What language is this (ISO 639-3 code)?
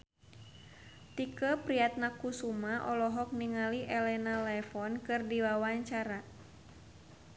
sun